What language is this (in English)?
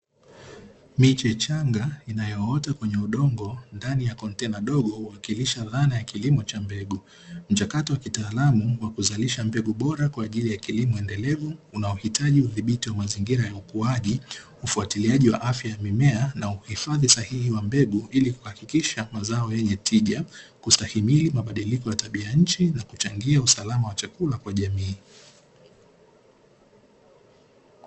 Swahili